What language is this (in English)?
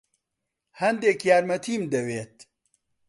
Central Kurdish